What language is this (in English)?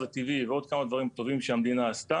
Hebrew